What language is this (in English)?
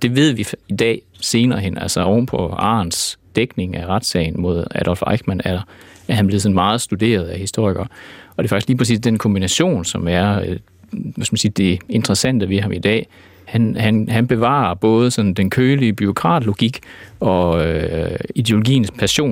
Danish